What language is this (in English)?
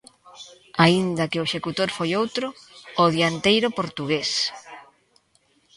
Galician